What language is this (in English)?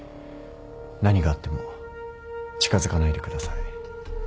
Japanese